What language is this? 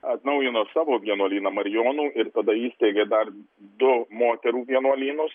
Lithuanian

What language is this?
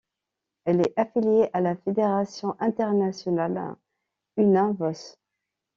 French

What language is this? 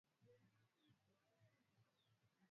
Swahili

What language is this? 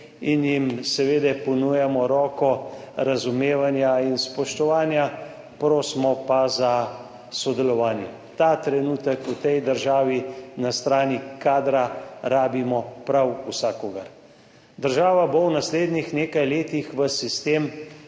Slovenian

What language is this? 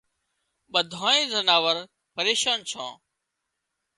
Wadiyara Koli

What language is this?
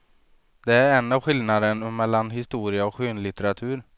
Swedish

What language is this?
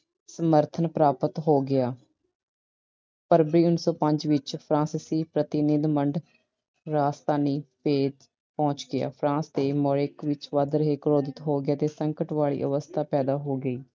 Punjabi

